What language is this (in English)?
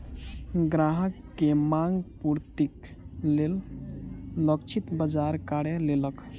Maithili